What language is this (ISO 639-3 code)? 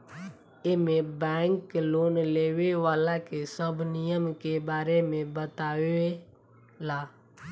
bho